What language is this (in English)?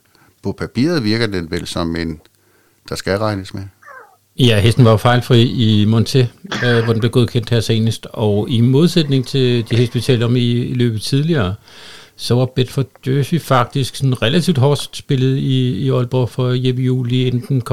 Danish